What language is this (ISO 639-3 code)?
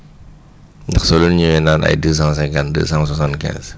wol